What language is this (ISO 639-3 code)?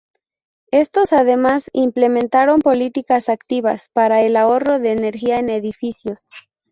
spa